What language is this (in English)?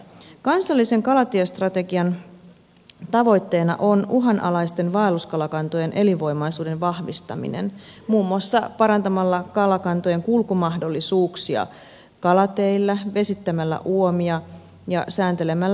Finnish